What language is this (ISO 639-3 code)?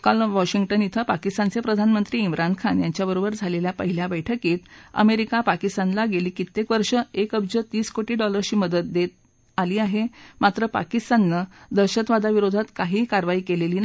mar